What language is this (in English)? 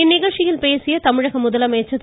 Tamil